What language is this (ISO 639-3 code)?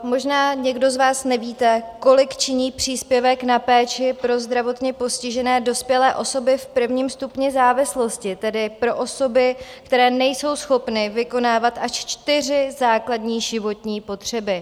ces